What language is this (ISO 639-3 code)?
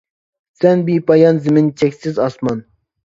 uig